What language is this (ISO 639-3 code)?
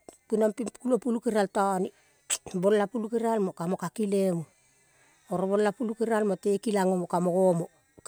kol